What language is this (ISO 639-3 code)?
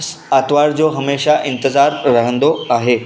snd